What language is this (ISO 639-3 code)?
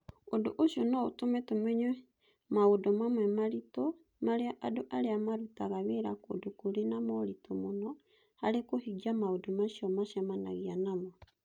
kik